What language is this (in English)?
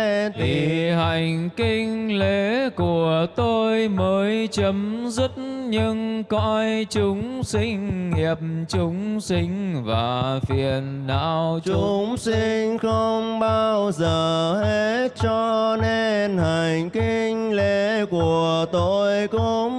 Vietnamese